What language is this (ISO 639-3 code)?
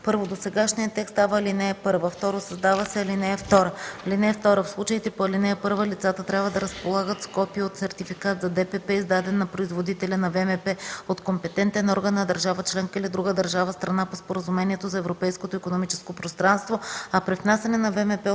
bul